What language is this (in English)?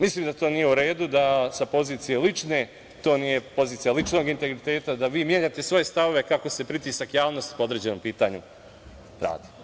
Serbian